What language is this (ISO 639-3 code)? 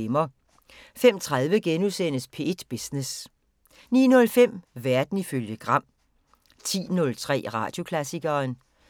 dan